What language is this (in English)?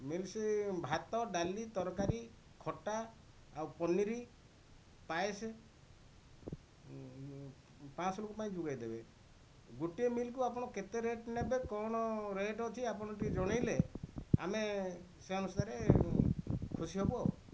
Odia